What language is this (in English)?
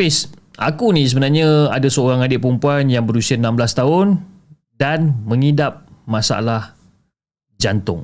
Malay